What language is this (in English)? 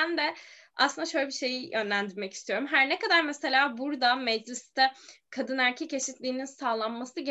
Turkish